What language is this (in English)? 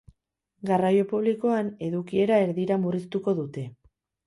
Basque